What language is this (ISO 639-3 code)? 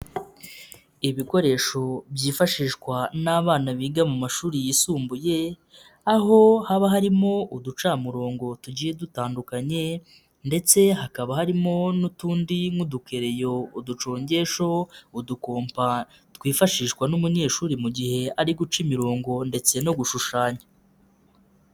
kin